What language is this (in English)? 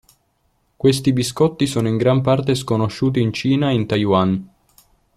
Italian